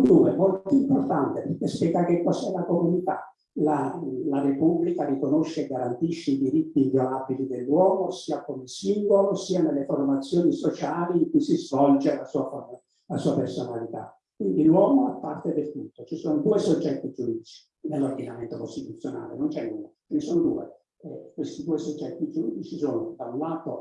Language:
Italian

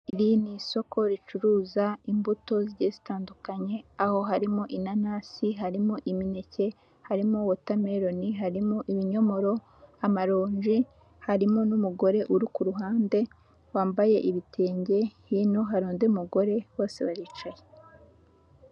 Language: Kinyarwanda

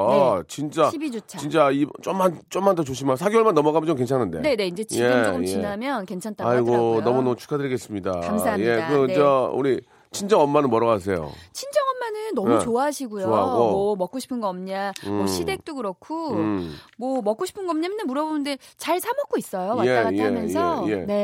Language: Korean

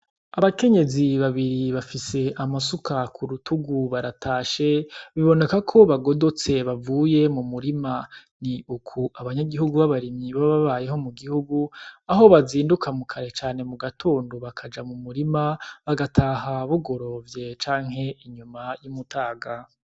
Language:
Rundi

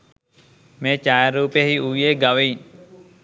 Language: Sinhala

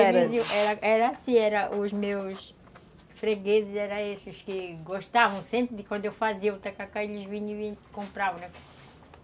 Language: Portuguese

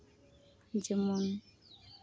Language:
Santali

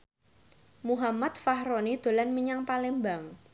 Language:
Javanese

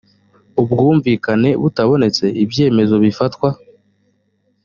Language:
Kinyarwanda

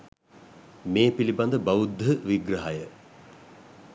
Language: Sinhala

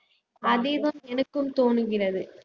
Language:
Tamil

